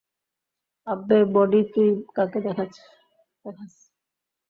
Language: Bangla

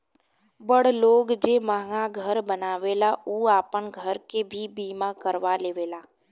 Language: Bhojpuri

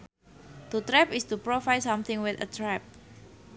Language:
Sundanese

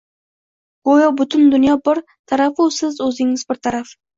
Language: Uzbek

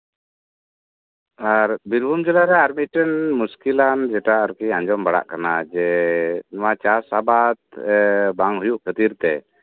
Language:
Santali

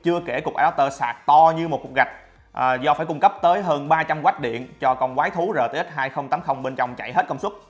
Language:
Vietnamese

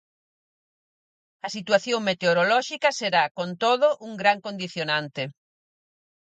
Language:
Galician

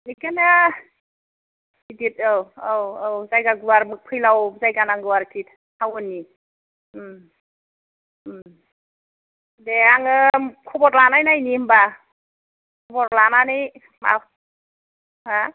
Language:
Bodo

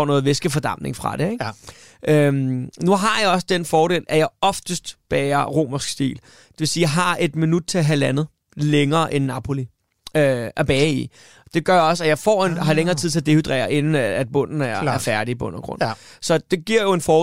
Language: Danish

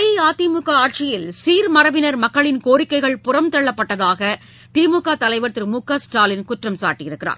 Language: Tamil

